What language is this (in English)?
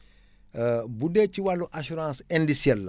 Wolof